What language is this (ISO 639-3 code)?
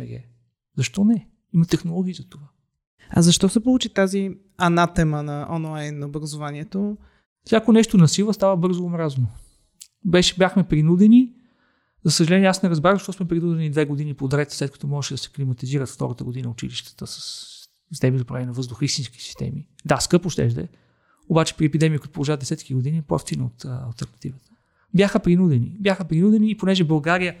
bul